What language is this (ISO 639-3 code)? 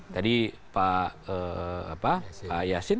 ind